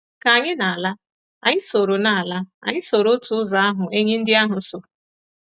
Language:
Igbo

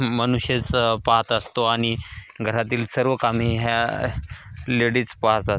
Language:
Marathi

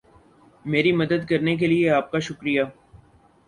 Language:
Urdu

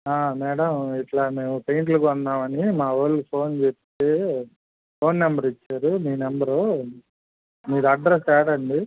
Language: Telugu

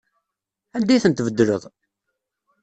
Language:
Kabyle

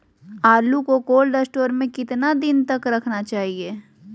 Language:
Magahi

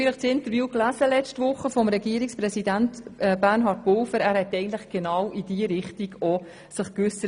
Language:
Swiss German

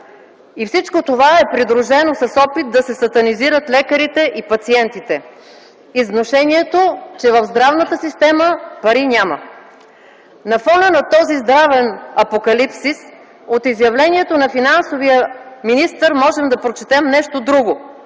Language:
Bulgarian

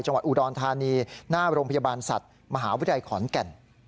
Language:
Thai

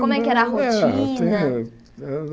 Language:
Portuguese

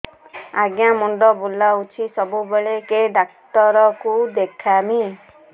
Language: Odia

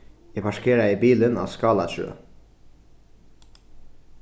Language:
Faroese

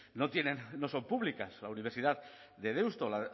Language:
Spanish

